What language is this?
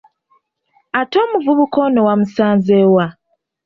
Ganda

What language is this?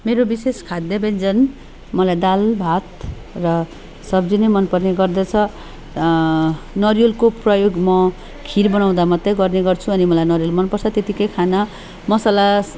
Nepali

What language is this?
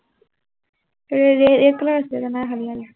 Assamese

